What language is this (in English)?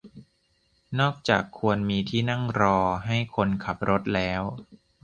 Thai